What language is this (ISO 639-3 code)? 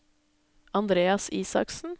nor